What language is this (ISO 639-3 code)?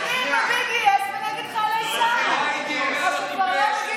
heb